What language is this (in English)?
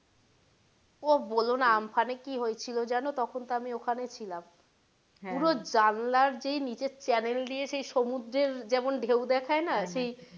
Bangla